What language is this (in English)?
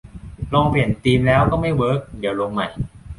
Thai